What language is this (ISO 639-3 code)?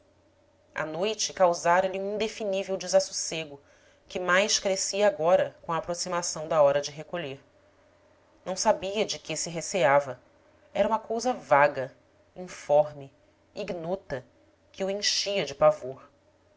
por